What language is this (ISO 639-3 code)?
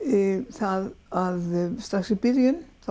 isl